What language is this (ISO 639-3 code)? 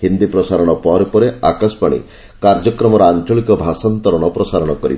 ori